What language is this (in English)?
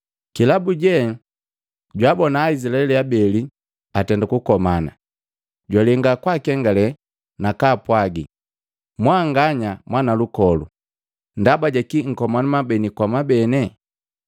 Matengo